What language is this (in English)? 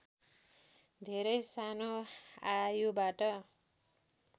Nepali